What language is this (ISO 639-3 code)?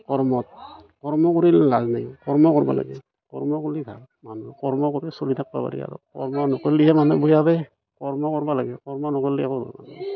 asm